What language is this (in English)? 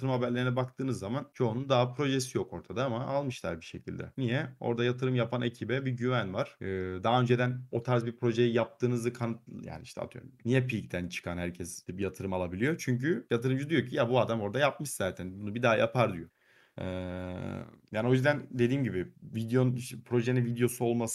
Turkish